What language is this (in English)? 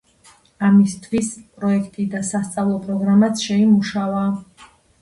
Georgian